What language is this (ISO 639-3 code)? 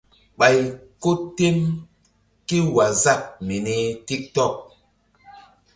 mdd